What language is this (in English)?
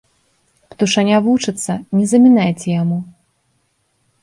Belarusian